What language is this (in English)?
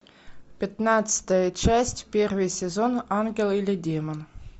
Russian